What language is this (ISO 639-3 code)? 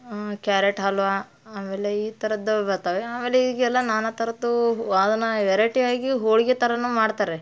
kan